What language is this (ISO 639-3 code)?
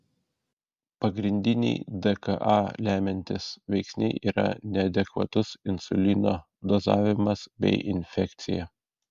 lit